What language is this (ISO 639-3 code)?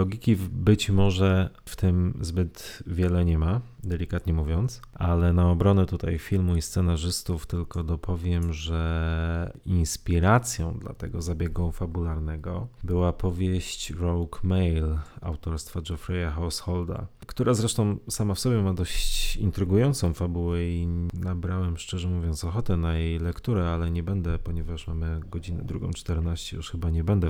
pol